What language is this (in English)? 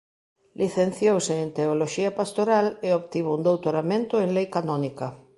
Galician